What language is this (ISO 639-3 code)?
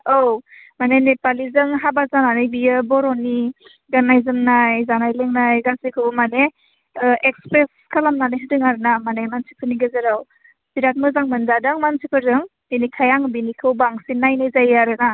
brx